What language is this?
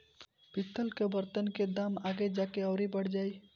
Bhojpuri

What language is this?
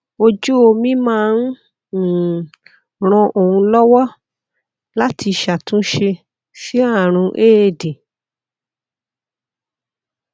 Yoruba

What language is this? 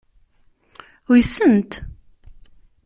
Kabyle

